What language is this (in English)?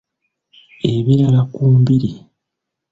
Ganda